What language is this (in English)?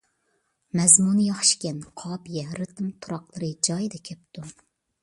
Uyghur